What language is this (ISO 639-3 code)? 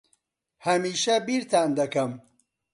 ckb